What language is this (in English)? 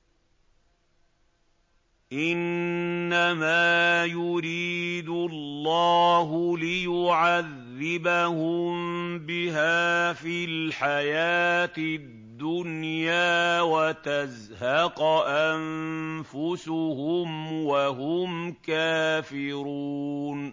Arabic